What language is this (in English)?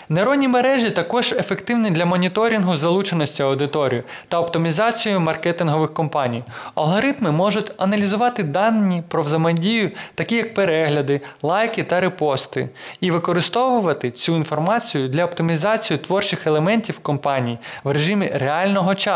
Ukrainian